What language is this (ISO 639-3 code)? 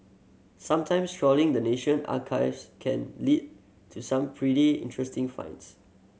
eng